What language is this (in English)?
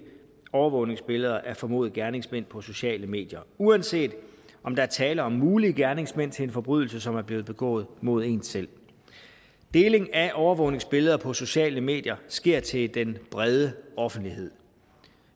Danish